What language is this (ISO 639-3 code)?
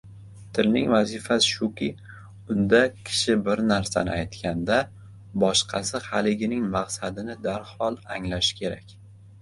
uzb